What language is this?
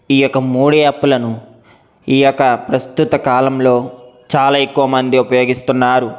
Telugu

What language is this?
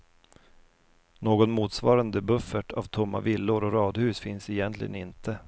Swedish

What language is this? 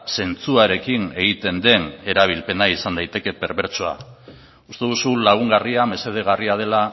Basque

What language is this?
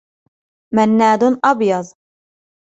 Arabic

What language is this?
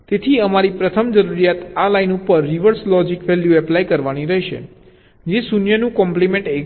Gujarati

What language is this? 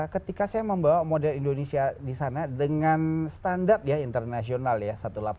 Indonesian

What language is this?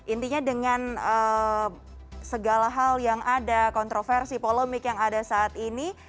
Indonesian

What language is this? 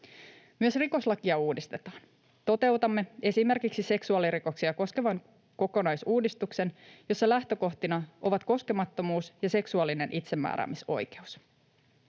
Finnish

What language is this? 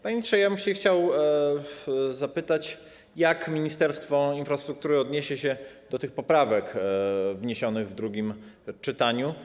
Polish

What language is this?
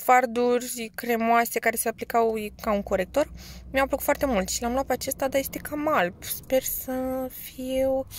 Romanian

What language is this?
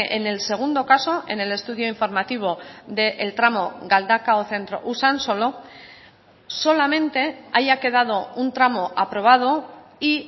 Spanish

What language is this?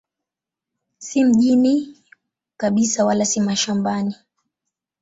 Swahili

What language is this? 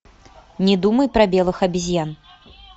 Russian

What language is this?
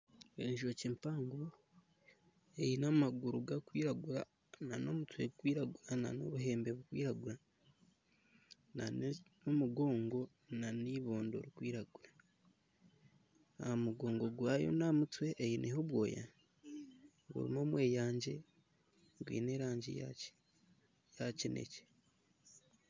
Nyankole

